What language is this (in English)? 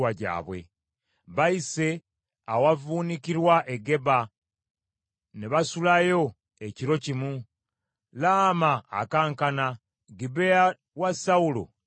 Ganda